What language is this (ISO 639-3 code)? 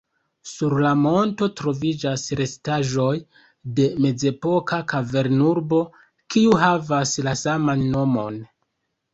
epo